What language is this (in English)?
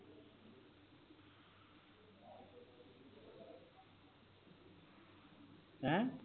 Punjabi